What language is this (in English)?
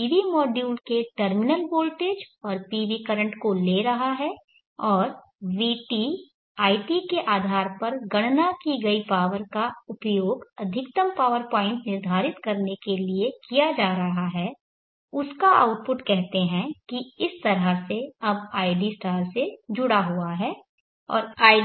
Hindi